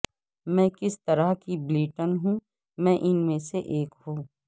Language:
Urdu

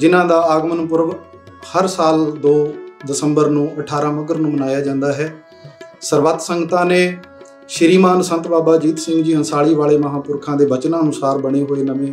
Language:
Hindi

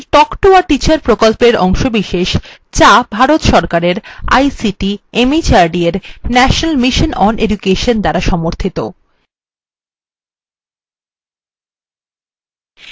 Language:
Bangla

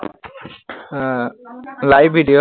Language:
Assamese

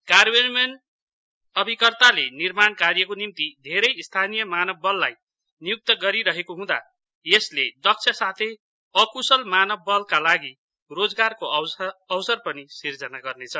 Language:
Nepali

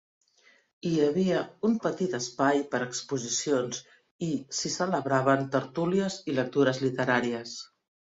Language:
Catalan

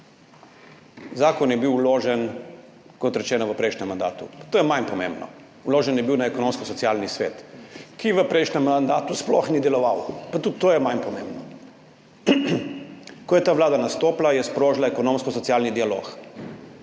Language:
Slovenian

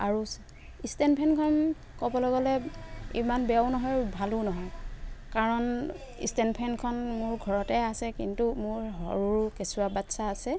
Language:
Assamese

